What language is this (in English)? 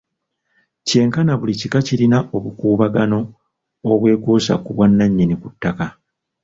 Ganda